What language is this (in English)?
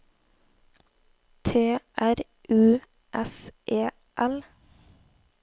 Norwegian